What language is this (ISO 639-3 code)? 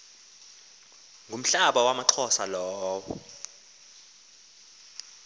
xho